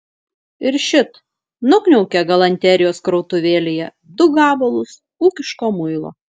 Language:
Lithuanian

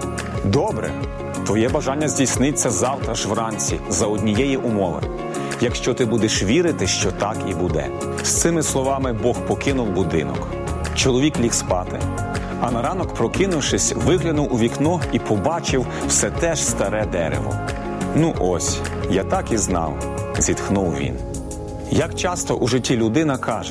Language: Ukrainian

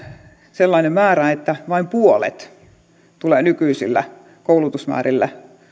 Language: Finnish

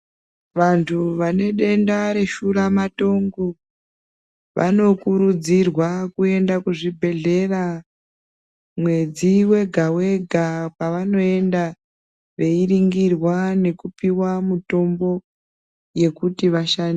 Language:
Ndau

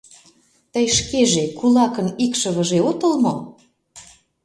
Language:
Mari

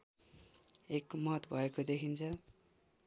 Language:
Nepali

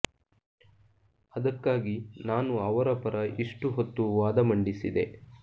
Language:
Kannada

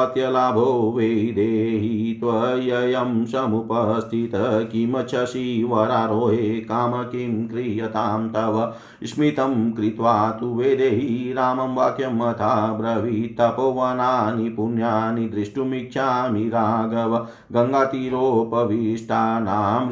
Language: Hindi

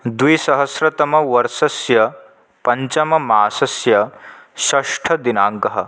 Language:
Sanskrit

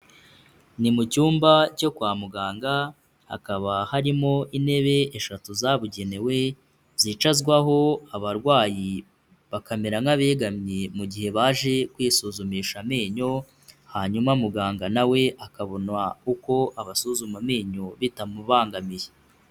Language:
Kinyarwanda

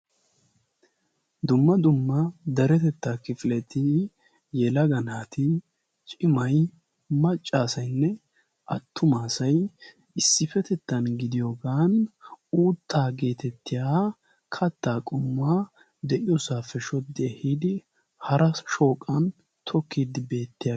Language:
Wolaytta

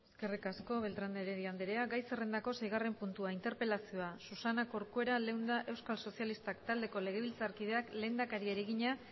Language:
Basque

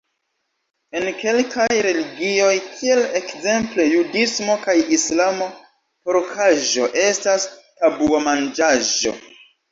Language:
Esperanto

